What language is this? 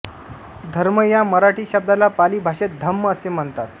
Marathi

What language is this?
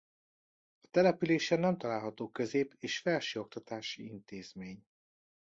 Hungarian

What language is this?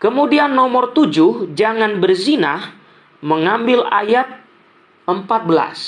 Indonesian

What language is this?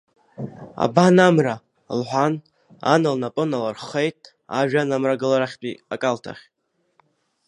Abkhazian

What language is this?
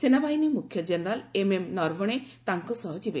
Odia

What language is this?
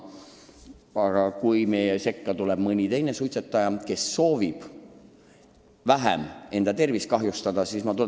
Estonian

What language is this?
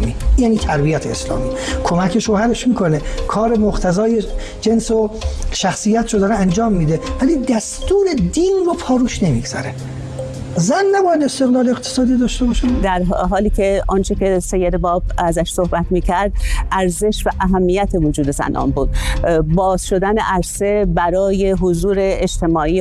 Persian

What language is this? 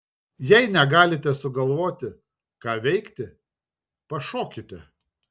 Lithuanian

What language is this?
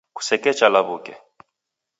Taita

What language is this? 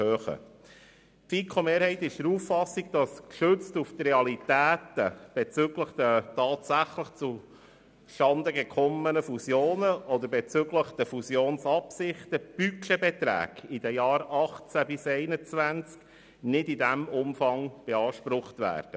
Swiss German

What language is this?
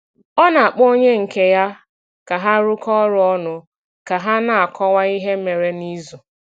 Igbo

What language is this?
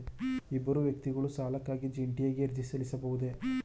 Kannada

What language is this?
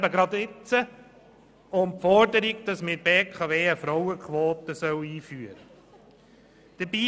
Swiss German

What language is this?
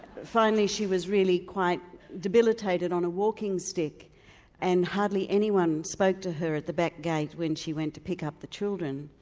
English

